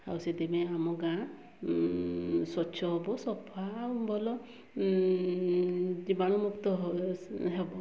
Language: Odia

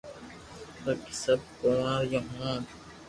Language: Loarki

